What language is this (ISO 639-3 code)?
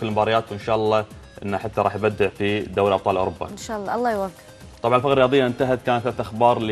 ara